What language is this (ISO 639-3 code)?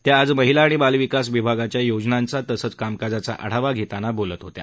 mar